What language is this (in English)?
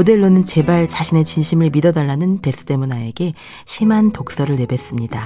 Korean